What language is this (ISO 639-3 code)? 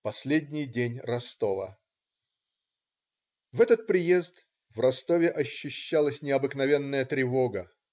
rus